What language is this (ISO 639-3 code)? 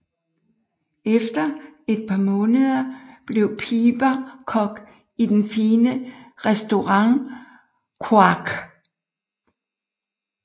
dan